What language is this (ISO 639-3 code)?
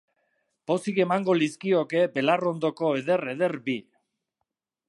eus